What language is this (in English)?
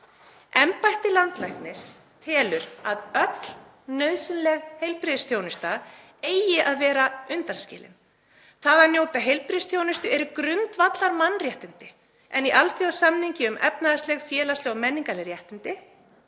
Icelandic